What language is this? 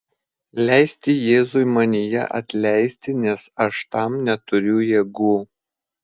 Lithuanian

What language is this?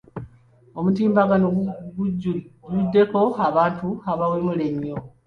Ganda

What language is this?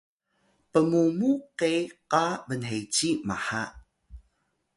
Atayal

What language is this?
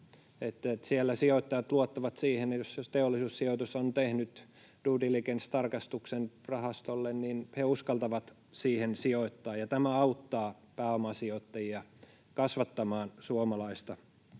Finnish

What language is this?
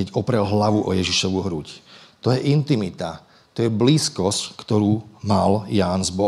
Slovak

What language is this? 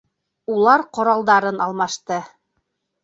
Bashkir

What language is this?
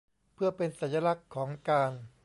Thai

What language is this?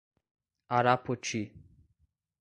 Portuguese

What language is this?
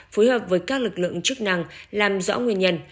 Vietnamese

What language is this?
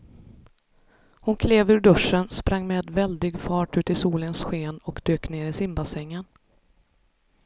Swedish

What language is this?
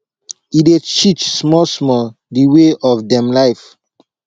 Nigerian Pidgin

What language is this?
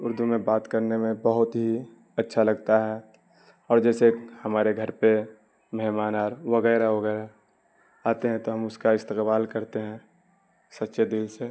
Urdu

